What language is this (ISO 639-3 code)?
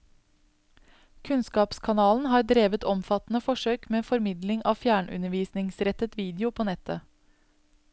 nor